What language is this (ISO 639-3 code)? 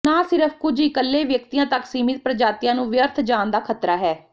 pan